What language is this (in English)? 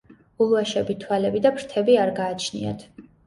Georgian